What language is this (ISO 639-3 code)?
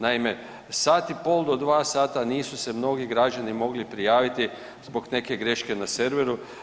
hrv